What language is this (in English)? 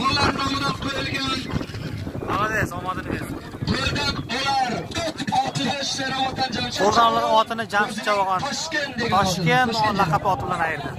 Turkish